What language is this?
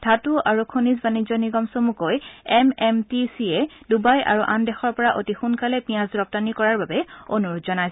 Assamese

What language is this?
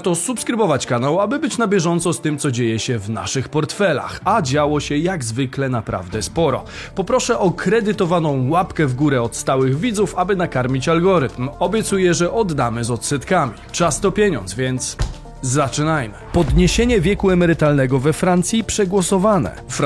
Polish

